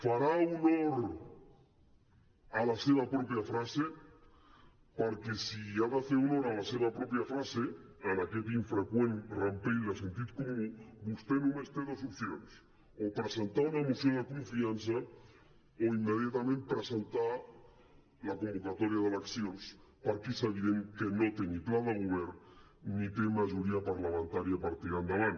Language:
Catalan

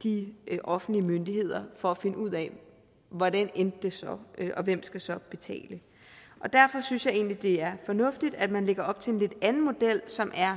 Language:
Danish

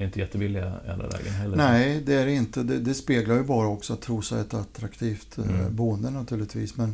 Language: Swedish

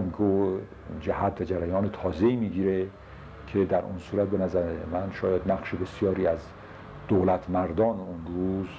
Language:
Persian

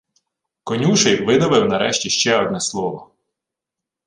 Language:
Ukrainian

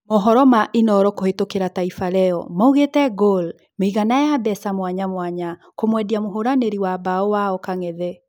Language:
Kikuyu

